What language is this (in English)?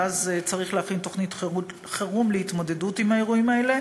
Hebrew